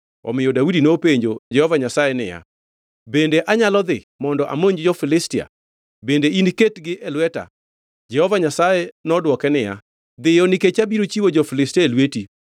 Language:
Luo (Kenya and Tanzania)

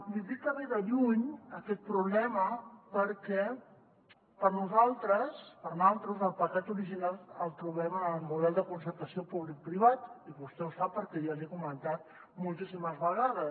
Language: Catalan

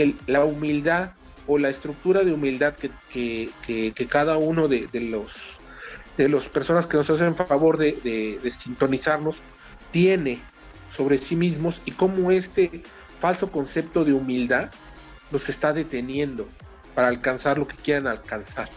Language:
Spanish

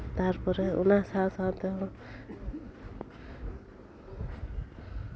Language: Santali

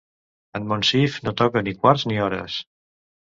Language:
Catalan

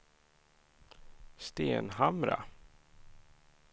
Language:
Swedish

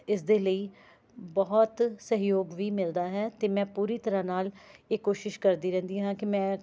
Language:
Punjabi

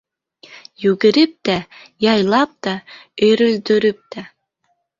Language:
Bashkir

